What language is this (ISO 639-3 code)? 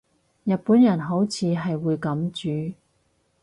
yue